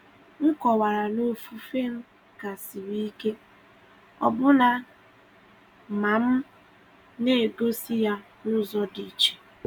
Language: Igbo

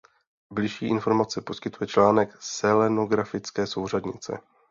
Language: Czech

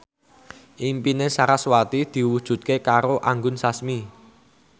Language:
Javanese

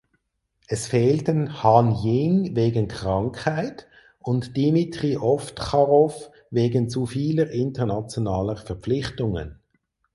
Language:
German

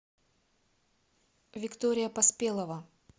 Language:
Russian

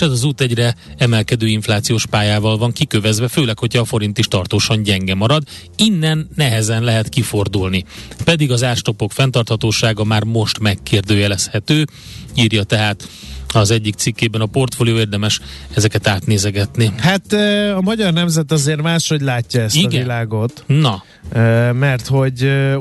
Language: Hungarian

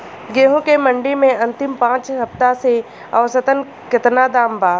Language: Bhojpuri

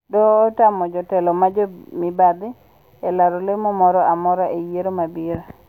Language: Luo (Kenya and Tanzania)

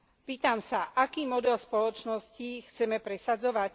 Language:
Slovak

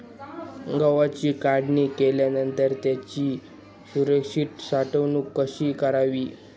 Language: Marathi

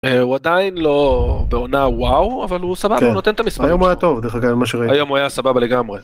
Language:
Hebrew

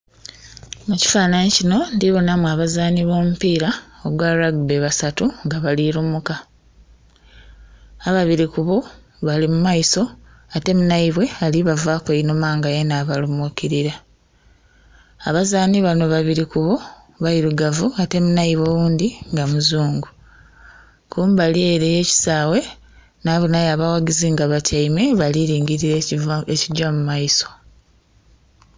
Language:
Soga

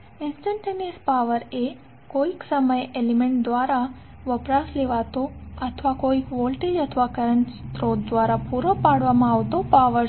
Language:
Gujarati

